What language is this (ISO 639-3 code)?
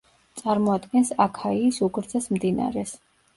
kat